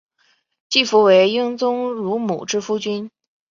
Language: Chinese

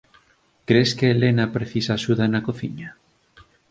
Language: Galician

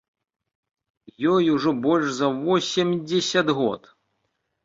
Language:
Belarusian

